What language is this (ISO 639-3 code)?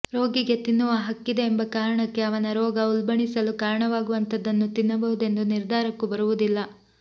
kan